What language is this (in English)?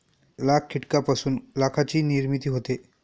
Marathi